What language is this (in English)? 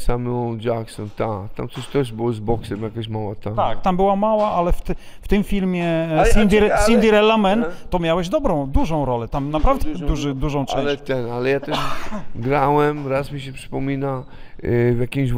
Polish